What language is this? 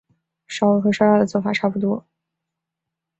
Chinese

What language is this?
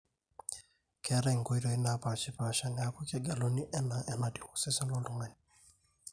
Masai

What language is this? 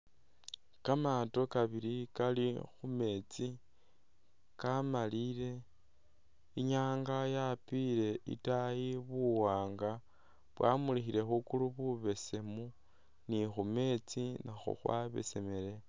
Masaaba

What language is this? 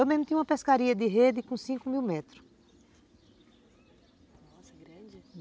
Portuguese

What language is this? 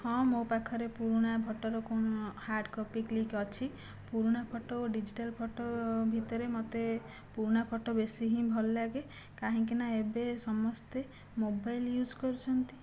Odia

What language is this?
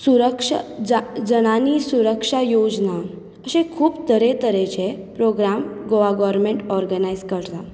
Konkani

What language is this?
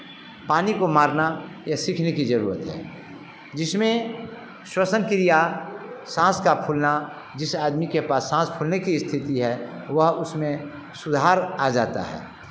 Hindi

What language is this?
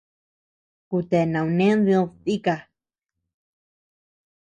Tepeuxila Cuicatec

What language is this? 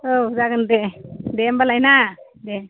Bodo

